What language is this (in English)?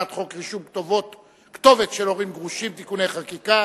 Hebrew